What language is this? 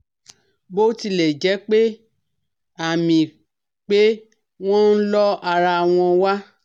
Yoruba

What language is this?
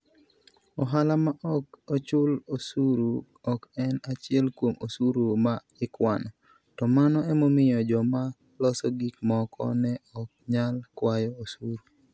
Luo (Kenya and Tanzania)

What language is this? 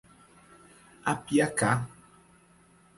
Portuguese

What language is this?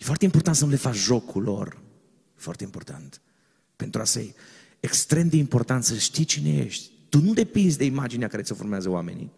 Romanian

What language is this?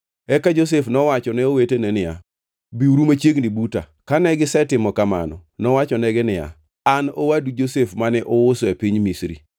Luo (Kenya and Tanzania)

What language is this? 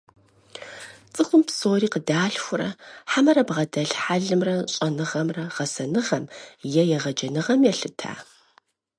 Kabardian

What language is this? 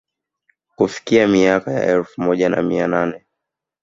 Swahili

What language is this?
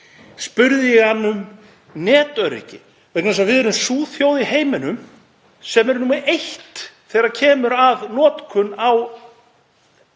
Icelandic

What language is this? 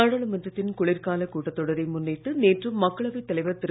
Tamil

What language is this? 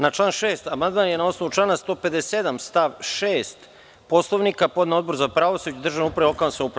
Serbian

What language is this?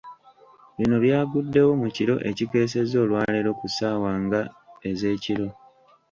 Ganda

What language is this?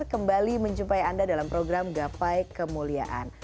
Indonesian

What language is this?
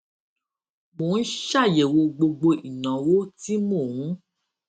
Yoruba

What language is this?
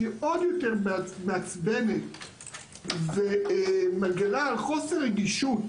Hebrew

